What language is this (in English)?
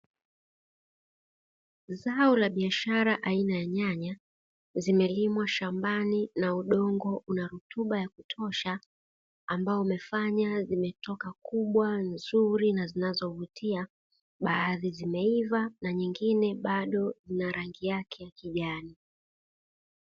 Swahili